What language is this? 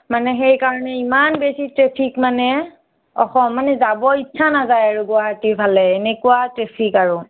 Assamese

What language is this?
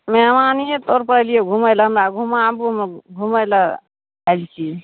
Maithili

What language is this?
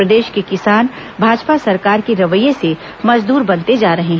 Hindi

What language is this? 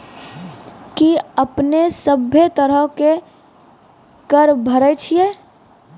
Maithili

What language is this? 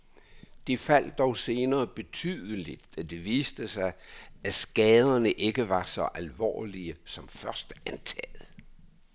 Danish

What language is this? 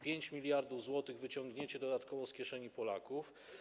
Polish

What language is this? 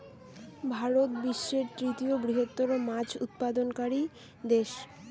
Bangla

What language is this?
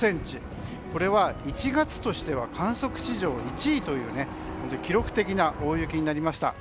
Japanese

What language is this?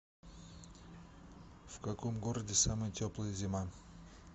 Russian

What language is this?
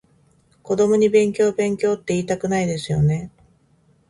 Japanese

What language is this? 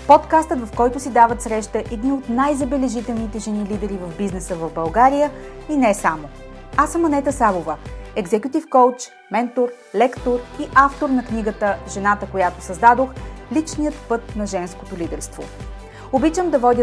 Bulgarian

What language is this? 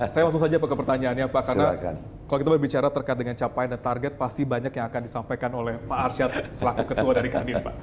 Indonesian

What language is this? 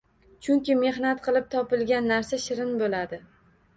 Uzbek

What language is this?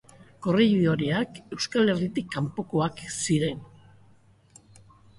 Basque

